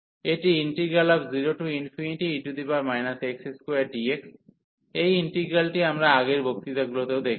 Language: Bangla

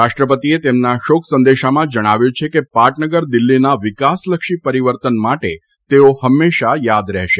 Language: Gujarati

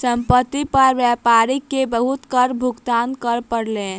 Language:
Maithili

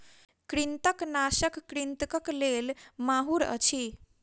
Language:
Maithili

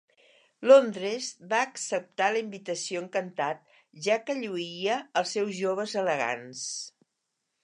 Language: Catalan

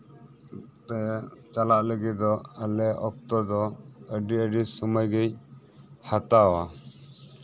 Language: Santali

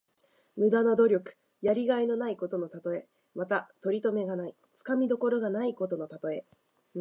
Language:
Japanese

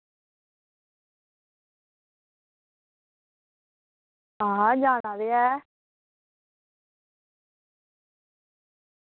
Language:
Dogri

